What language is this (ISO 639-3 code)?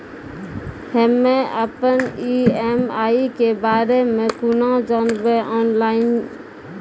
mai